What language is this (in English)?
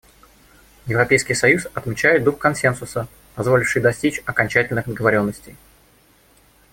Russian